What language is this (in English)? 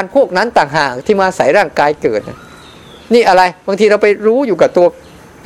Thai